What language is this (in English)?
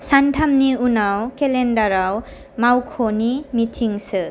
Bodo